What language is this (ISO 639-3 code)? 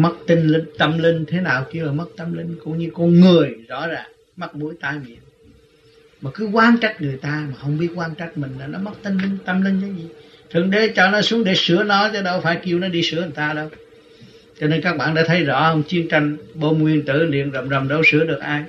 vie